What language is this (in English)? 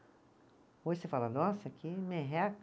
Portuguese